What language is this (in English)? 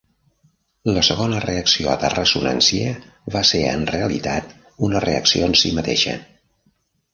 Catalan